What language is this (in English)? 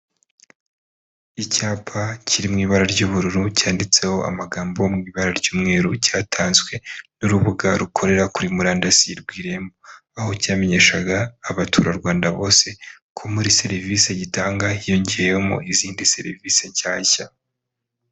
Kinyarwanda